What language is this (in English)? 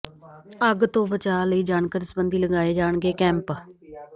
Punjabi